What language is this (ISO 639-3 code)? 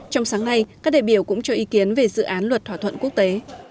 vie